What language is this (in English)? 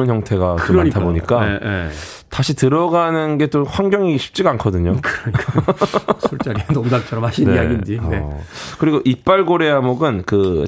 Korean